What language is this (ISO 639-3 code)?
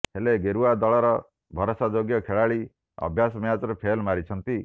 ori